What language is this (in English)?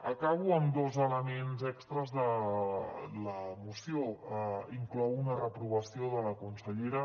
Catalan